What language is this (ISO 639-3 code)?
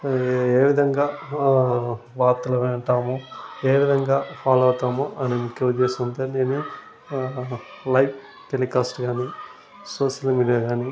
tel